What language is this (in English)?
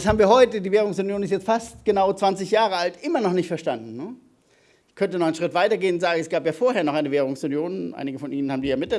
German